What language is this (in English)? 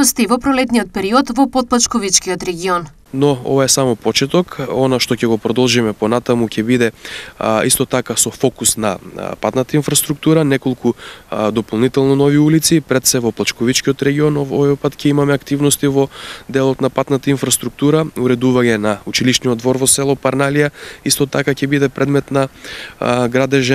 Macedonian